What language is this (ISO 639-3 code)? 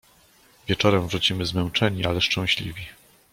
pol